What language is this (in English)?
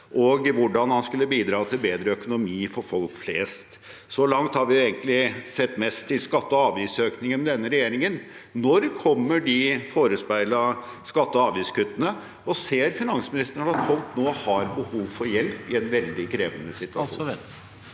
Norwegian